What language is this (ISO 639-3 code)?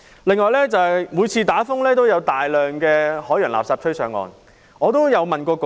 yue